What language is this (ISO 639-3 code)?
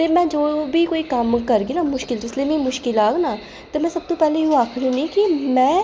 doi